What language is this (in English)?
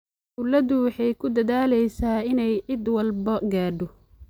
Somali